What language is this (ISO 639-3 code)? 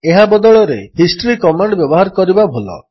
ori